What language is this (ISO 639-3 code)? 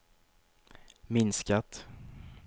swe